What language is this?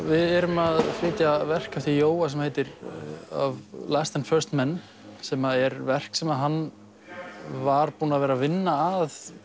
Icelandic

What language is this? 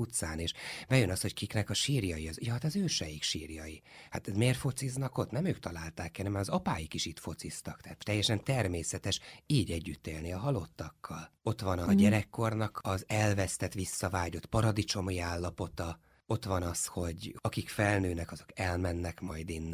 Hungarian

